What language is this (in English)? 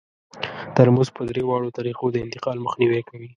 Pashto